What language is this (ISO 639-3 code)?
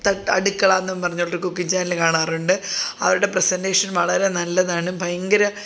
mal